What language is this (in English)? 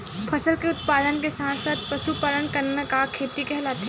Chhattisgarhi